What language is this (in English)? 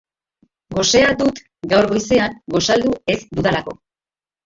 Basque